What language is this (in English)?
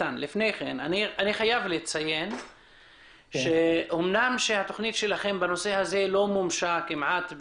Hebrew